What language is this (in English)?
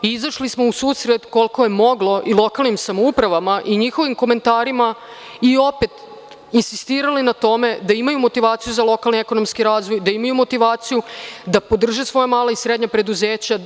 Serbian